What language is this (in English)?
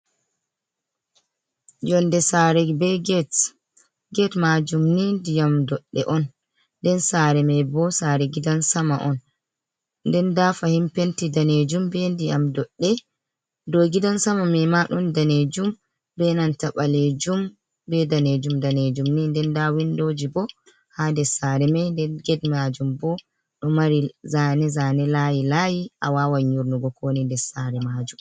Fula